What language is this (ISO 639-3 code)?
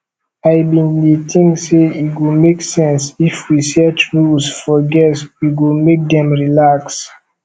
pcm